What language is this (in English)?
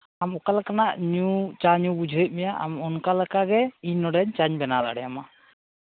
Santali